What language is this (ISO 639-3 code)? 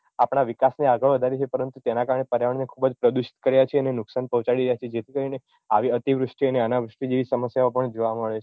guj